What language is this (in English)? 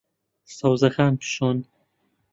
Central Kurdish